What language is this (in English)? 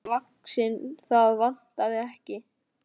Icelandic